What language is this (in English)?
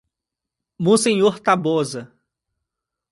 Portuguese